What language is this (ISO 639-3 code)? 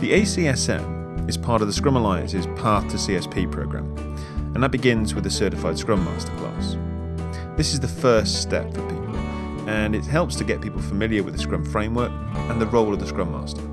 eng